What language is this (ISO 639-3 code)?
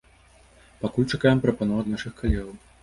bel